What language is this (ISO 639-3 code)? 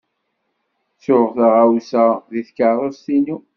kab